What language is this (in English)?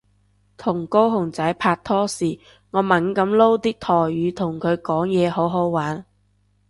Cantonese